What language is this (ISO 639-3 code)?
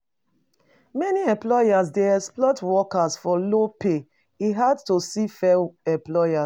pcm